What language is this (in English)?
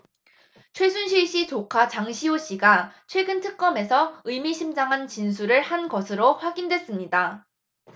Korean